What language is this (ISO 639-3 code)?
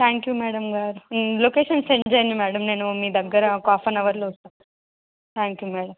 tel